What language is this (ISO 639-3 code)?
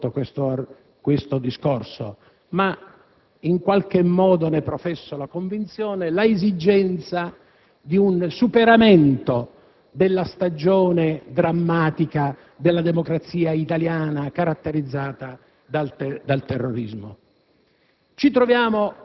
ita